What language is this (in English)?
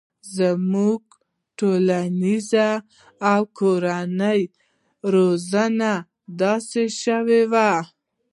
Pashto